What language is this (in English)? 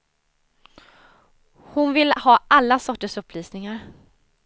Swedish